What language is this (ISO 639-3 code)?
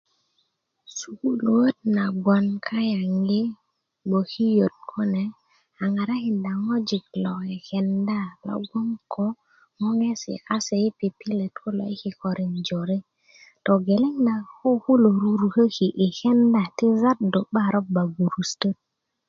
ukv